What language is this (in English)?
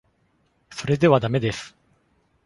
Japanese